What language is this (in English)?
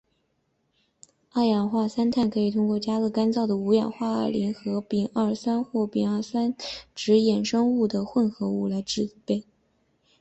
Chinese